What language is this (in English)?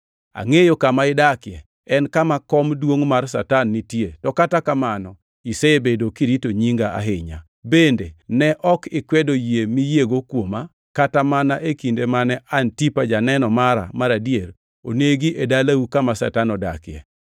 Luo (Kenya and Tanzania)